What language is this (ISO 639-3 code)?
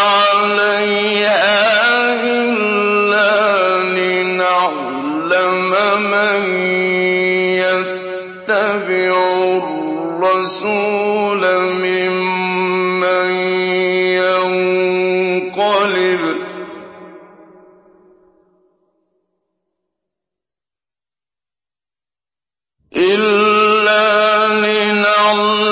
ara